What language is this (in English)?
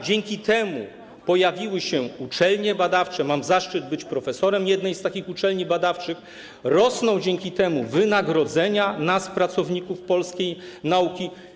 Polish